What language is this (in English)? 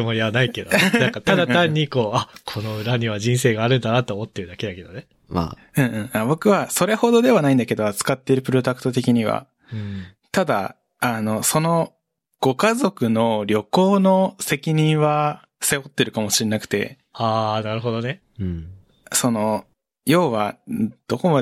Japanese